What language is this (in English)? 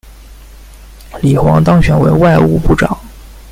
Chinese